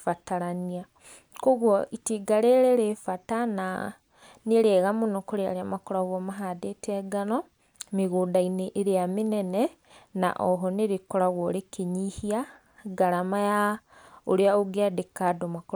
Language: Kikuyu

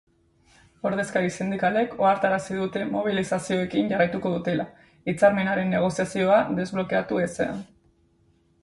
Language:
Basque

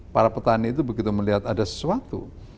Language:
Indonesian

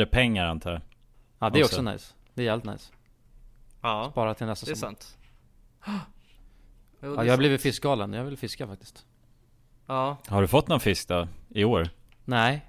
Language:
Swedish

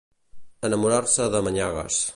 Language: Catalan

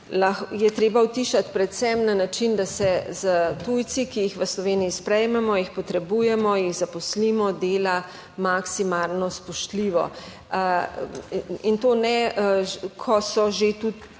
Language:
Slovenian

